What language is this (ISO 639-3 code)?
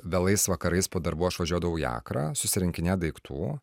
lit